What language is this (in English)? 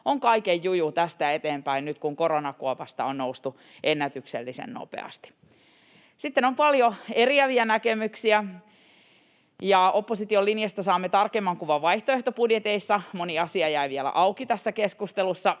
Finnish